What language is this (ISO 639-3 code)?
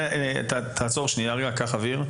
heb